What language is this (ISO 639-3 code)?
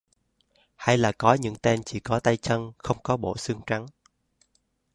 vie